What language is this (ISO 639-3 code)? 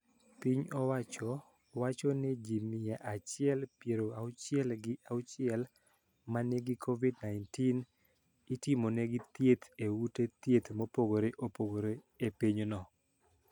luo